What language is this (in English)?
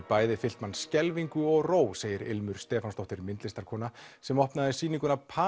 Icelandic